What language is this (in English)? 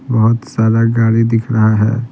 Hindi